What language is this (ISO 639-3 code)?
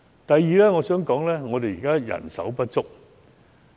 yue